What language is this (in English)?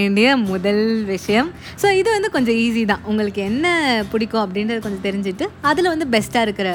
Tamil